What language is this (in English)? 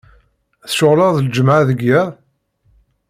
Kabyle